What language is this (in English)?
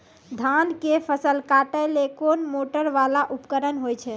Maithili